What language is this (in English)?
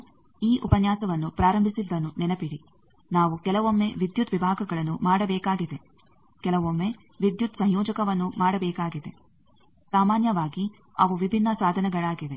Kannada